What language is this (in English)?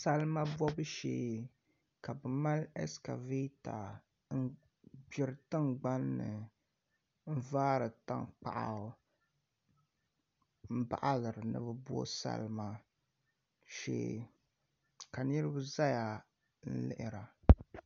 Dagbani